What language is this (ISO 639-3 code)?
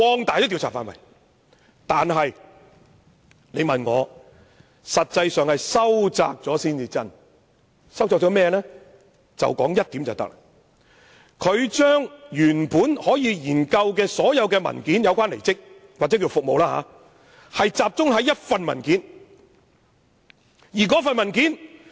yue